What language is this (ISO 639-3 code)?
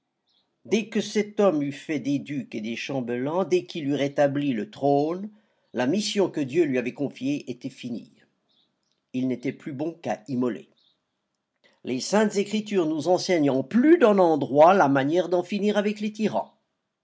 fra